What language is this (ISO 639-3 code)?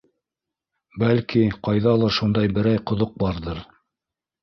bak